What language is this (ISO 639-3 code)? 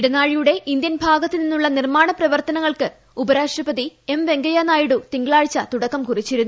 mal